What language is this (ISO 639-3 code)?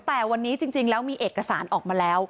tha